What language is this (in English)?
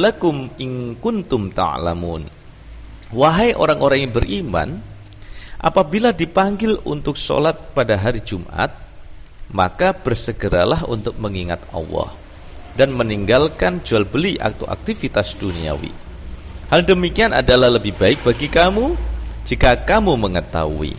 Indonesian